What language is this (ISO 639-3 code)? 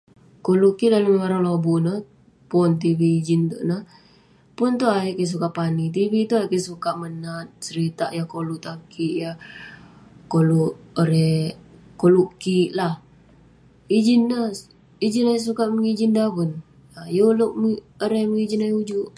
pne